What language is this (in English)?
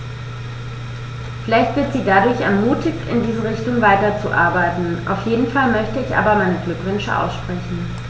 German